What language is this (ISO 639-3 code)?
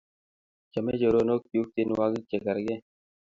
kln